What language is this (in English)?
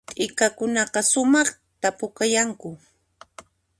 Puno Quechua